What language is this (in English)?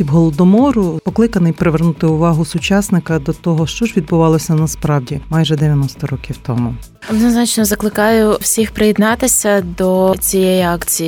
Ukrainian